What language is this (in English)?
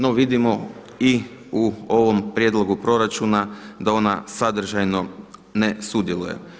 Croatian